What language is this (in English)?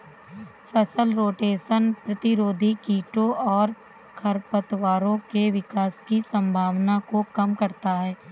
Hindi